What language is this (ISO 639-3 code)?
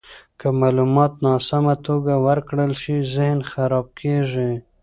pus